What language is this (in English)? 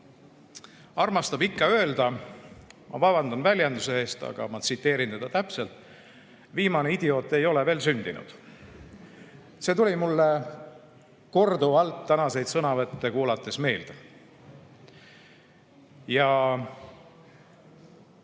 Estonian